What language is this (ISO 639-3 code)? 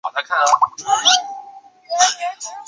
zho